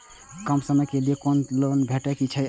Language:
Maithili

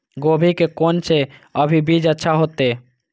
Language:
Maithili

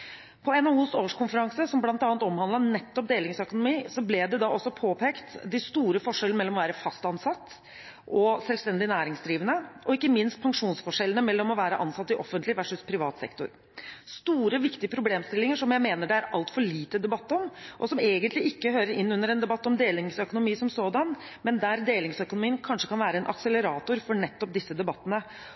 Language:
Norwegian Bokmål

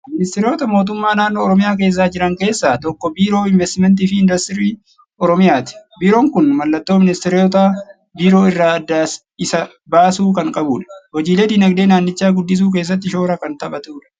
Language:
Oromo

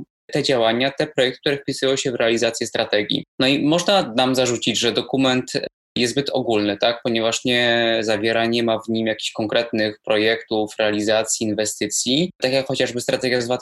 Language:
Polish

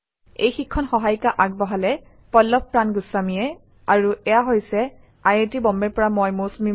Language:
Assamese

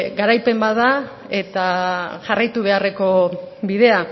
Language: Basque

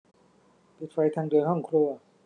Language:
Thai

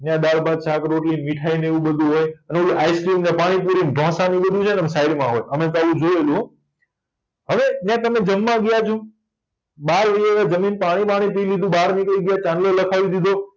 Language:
Gujarati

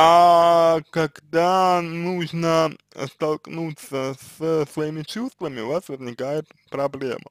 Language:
Russian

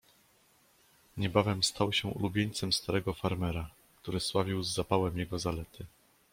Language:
Polish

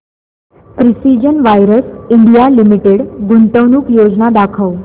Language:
Marathi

